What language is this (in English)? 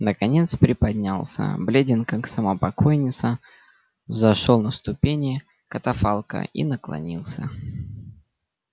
Russian